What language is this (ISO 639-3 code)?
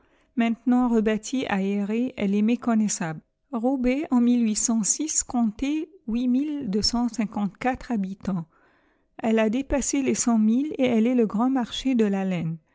fra